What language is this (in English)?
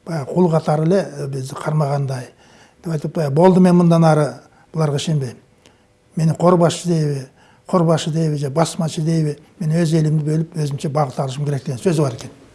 Turkish